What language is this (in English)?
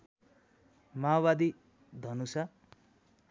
Nepali